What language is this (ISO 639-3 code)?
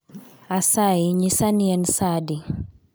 luo